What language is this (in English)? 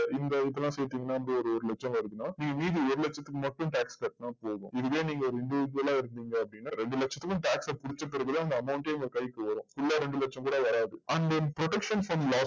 Tamil